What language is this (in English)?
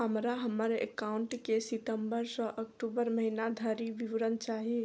Maithili